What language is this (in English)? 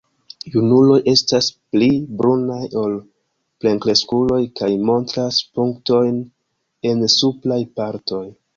Esperanto